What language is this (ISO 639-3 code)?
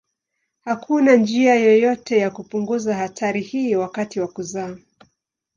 swa